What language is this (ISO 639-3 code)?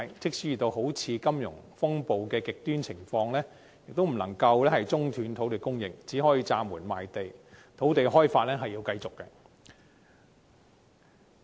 yue